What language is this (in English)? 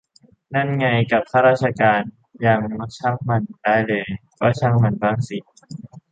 Thai